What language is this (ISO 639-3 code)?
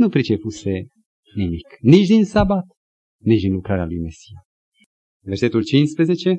ron